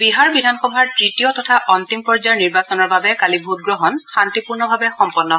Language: Assamese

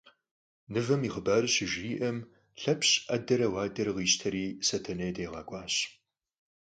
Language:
Kabardian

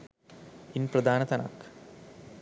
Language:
Sinhala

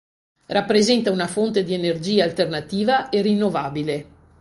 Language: Italian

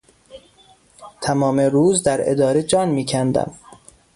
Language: Persian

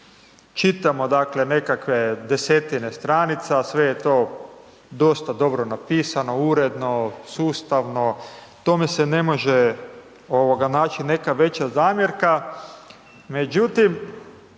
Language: Croatian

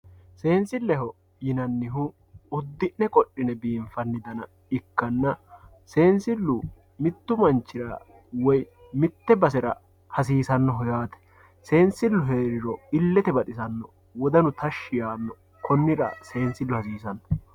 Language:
Sidamo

